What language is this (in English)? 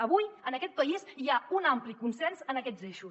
Catalan